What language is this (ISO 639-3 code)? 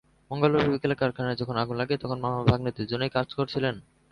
ben